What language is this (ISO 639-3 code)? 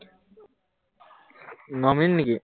asm